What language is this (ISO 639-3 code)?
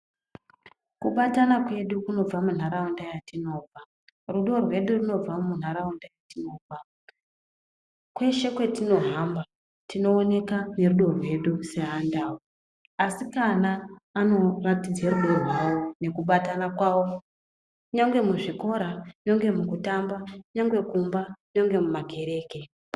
ndc